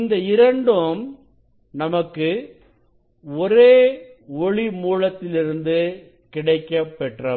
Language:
Tamil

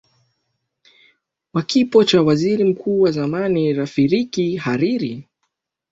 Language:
Swahili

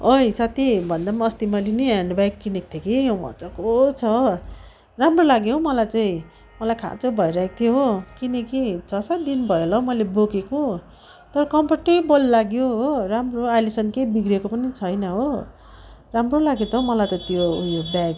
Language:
Nepali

